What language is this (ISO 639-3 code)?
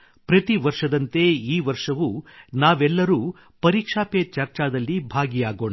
kan